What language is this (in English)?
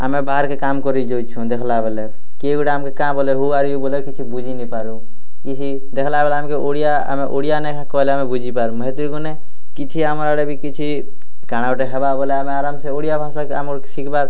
Odia